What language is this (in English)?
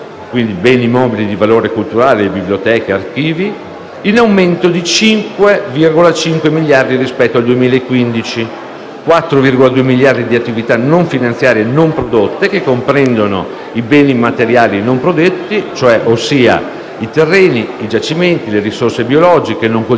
Italian